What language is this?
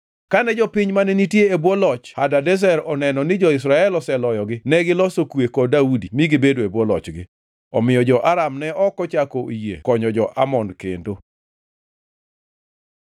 Luo (Kenya and Tanzania)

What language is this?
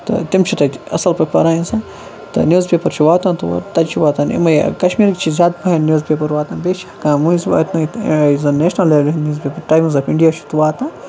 Kashmiri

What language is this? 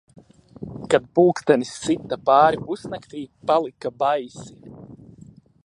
Latvian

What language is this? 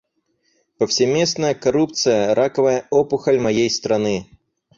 Russian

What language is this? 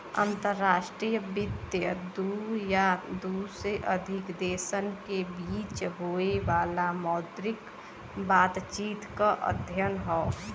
Bhojpuri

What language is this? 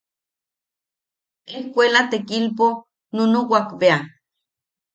Yaqui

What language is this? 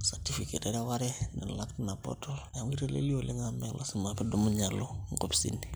Masai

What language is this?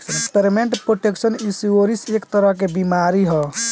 Bhojpuri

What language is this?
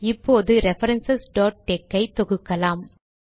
Tamil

